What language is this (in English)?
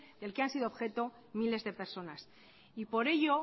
Spanish